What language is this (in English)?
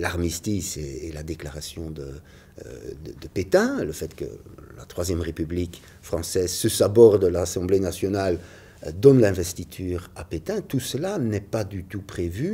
French